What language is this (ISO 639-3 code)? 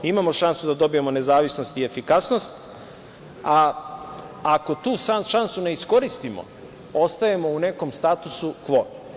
srp